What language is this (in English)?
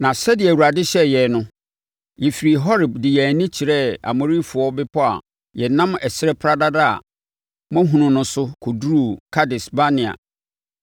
Akan